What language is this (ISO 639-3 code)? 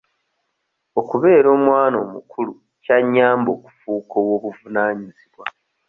lug